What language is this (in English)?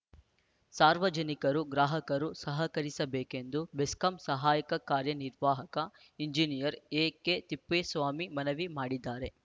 Kannada